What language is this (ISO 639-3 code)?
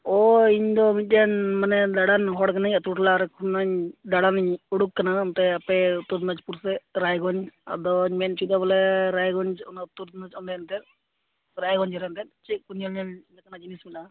sat